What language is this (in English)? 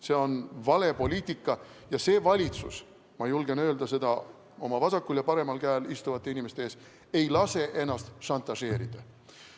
Estonian